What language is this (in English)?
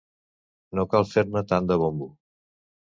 Catalan